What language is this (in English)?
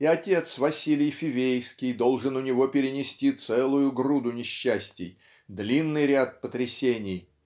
Russian